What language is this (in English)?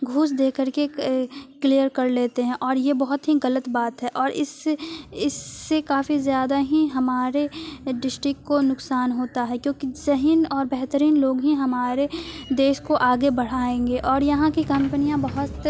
Urdu